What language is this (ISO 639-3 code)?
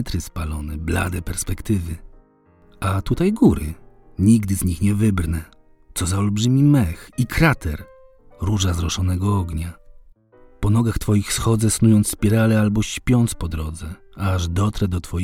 pol